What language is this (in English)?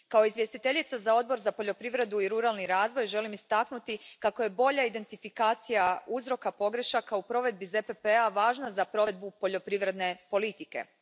Croatian